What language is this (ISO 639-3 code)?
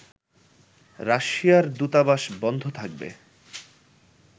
ben